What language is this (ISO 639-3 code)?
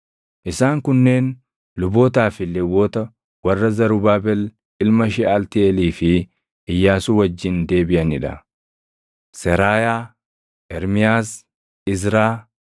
orm